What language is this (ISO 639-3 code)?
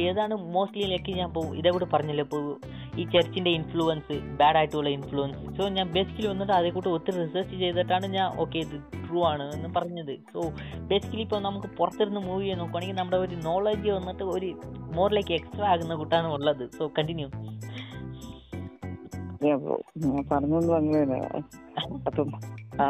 mal